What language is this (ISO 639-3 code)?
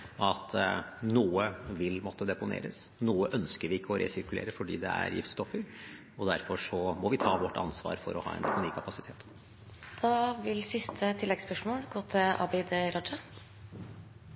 nor